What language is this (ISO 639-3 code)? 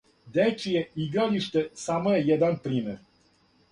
srp